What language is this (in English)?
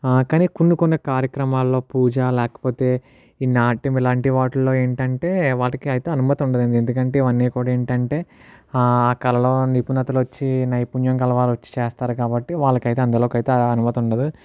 Telugu